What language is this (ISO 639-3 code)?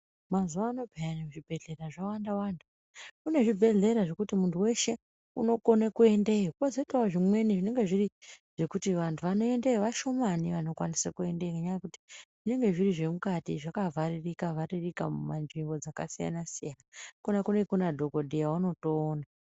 ndc